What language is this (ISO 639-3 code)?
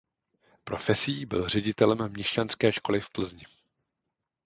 ces